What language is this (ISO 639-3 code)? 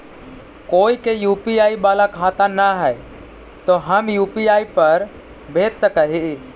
mag